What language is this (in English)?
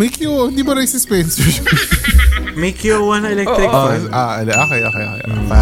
Filipino